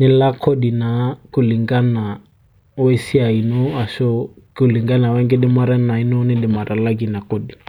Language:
Masai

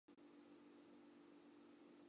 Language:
Chinese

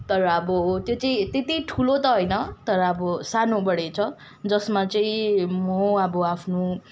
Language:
Nepali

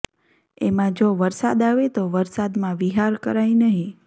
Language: Gujarati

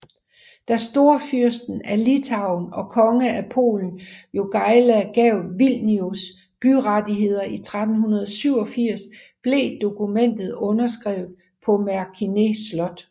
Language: Danish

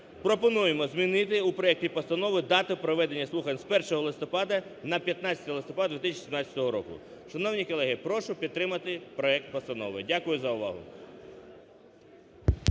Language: Ukrainian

